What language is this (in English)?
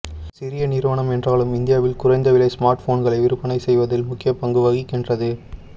Tamil